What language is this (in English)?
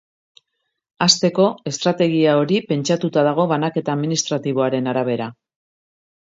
Basque